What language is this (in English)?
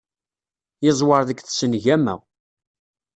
Kabyle